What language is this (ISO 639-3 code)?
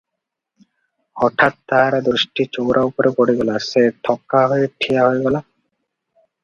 ori